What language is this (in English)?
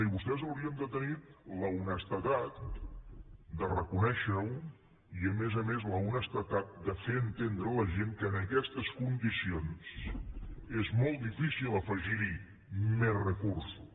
Catalan